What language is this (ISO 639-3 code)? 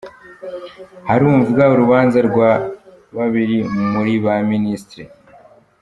kin